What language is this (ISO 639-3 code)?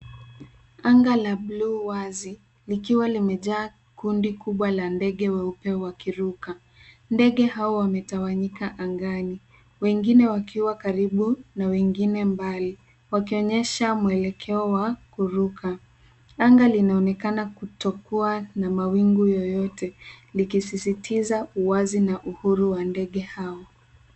swa